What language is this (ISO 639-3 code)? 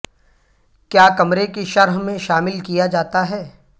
urd